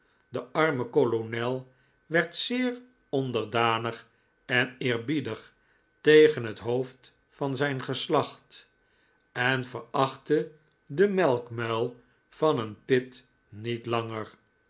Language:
Dutch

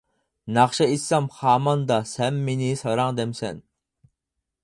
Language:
Uyghur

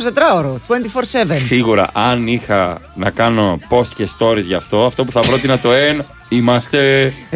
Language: Greek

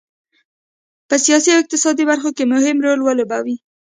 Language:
Pashto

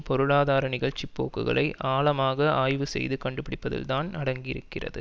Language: Tamil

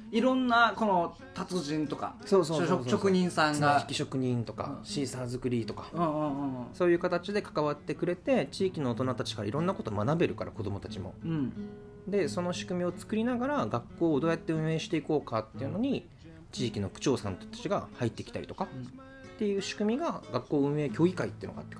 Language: Japanese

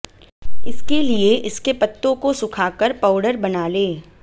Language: Hindi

